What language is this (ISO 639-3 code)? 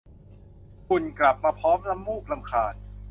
tha